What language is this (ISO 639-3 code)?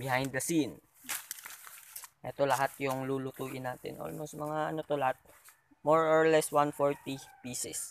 fil